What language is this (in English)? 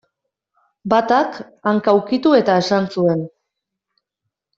Basque